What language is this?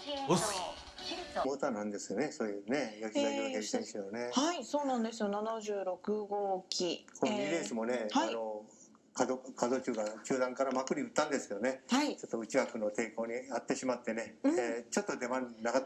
Japanese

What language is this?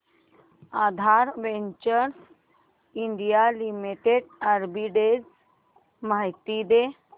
Marathi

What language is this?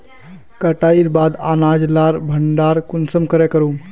Magahi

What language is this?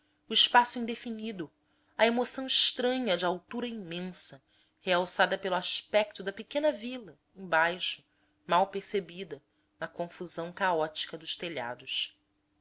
Portuguese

